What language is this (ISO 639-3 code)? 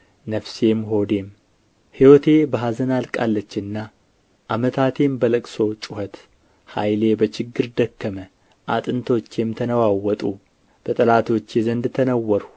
amh